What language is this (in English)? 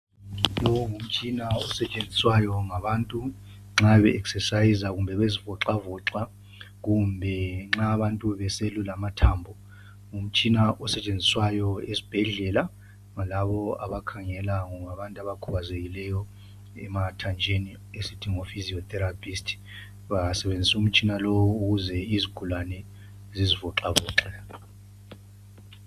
North Ndebele